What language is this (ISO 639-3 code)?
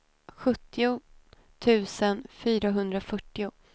swe